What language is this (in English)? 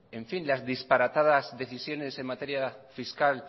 Spanish